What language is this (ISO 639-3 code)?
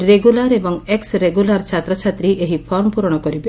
ori